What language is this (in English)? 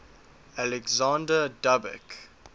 English